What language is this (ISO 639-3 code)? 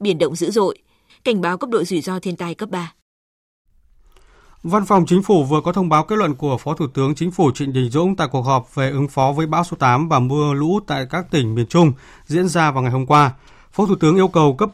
vie